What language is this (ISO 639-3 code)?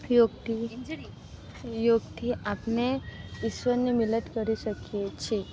guj